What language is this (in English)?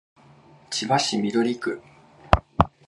Japanese